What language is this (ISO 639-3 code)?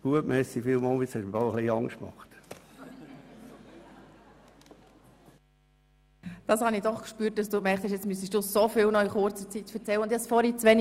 gsw